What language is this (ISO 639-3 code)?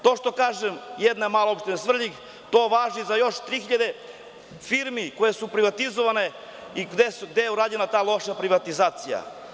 srp